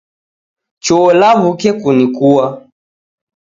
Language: Taita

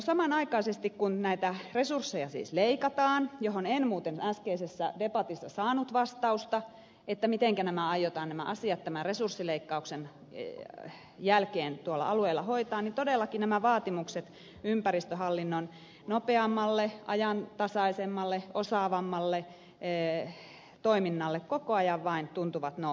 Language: Finnish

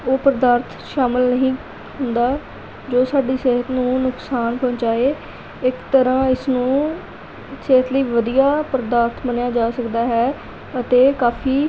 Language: Punjabi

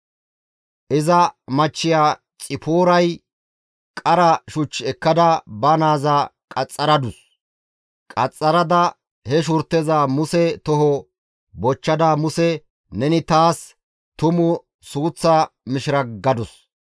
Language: Gamo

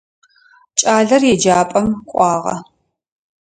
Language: Adyghe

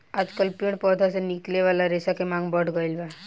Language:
Bhojpuri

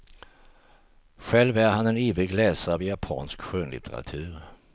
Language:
Swedish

